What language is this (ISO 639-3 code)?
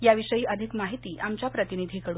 mar